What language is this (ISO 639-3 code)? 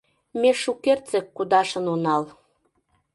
chm